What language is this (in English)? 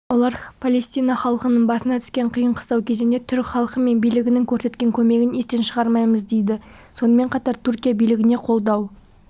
Kazakh